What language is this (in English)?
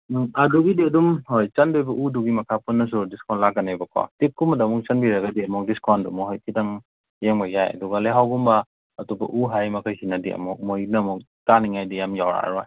Manipuri